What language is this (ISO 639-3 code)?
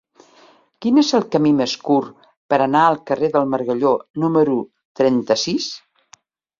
cat